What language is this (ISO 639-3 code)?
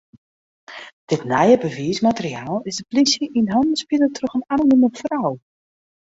fry